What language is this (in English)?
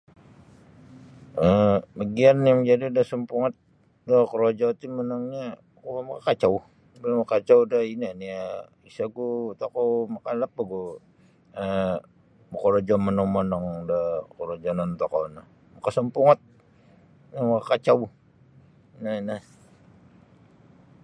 Sabah Bisaya